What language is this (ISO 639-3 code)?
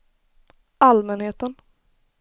swe